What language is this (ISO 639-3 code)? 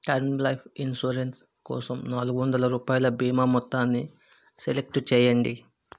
tel